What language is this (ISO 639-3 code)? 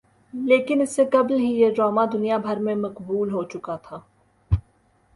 urd